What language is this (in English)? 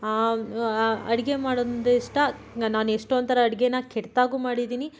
Kannada